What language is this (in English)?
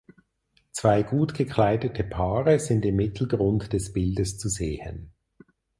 German